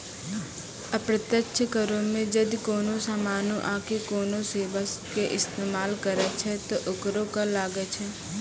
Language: Maithili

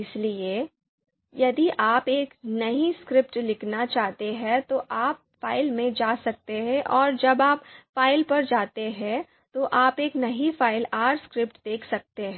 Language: Hindi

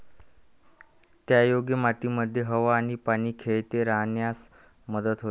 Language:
Marathi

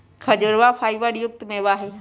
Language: Magahi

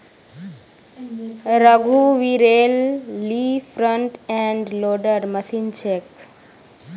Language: Magahi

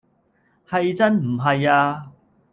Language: Cantonese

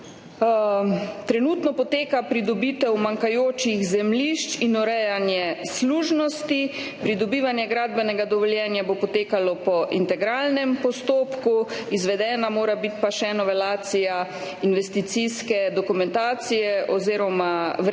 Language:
Slovenian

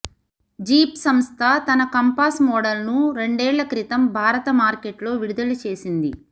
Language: Telugu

